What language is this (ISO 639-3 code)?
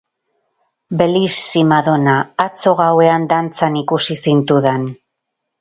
eus